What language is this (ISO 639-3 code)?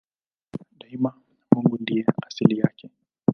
swa